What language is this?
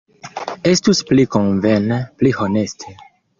Esperanto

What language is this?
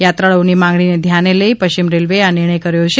Gujarati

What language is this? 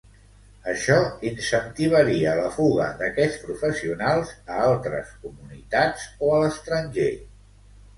Catalan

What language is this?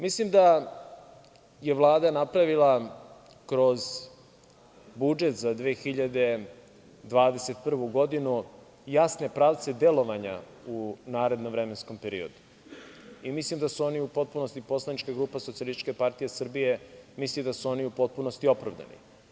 Serbian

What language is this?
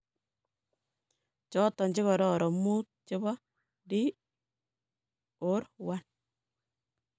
Kalenjin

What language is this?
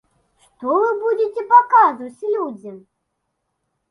Belarusian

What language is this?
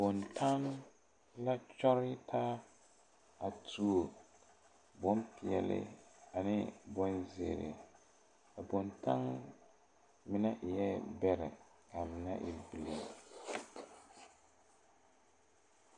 Southern Dagaare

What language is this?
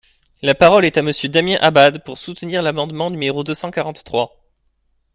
French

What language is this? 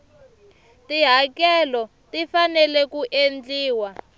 Tsonga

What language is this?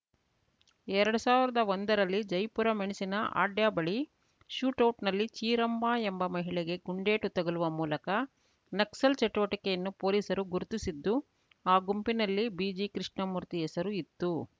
Kannada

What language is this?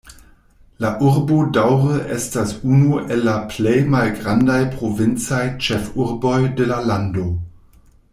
Esperanto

